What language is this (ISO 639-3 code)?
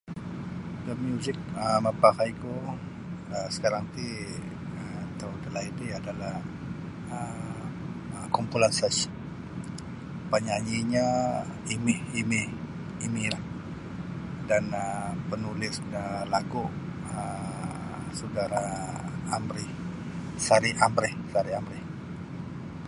bsy